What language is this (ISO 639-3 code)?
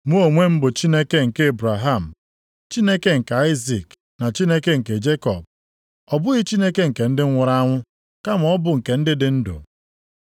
ibo